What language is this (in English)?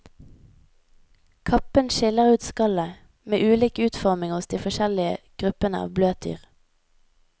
Norwegian